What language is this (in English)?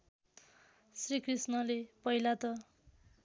Nepali